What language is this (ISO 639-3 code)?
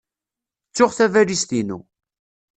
kab